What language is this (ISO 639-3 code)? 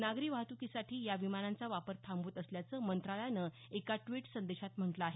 mar